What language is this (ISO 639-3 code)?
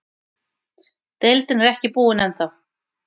isl